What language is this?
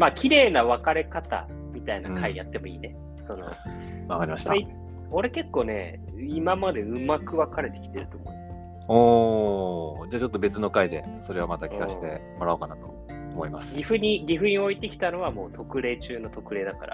Japanese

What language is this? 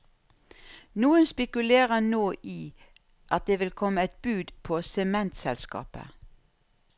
Norwegian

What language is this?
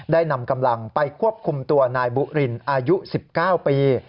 Thai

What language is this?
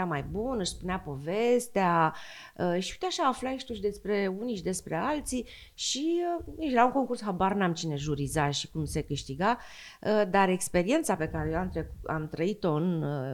Romanian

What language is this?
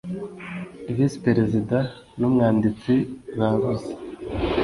Kinyarwanda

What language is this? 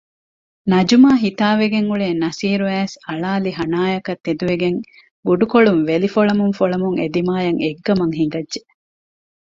Divehi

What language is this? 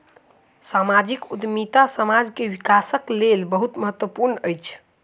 Maithili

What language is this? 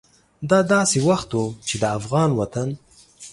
Pashto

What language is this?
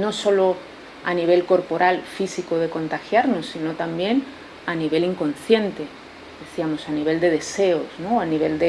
Spanish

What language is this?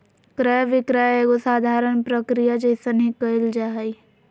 Magahi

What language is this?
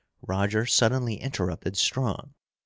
English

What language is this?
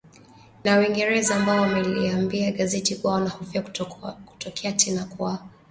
Swahili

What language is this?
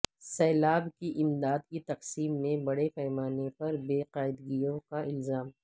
Urdu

